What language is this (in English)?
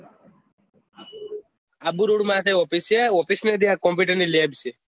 Gujarati